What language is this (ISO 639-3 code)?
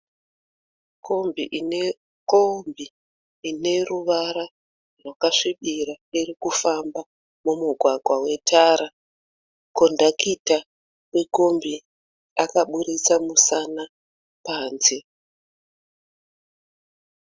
sna